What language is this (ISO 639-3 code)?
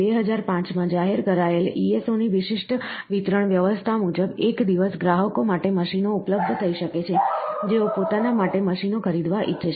guj